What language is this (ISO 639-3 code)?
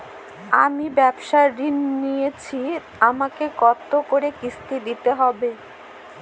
ben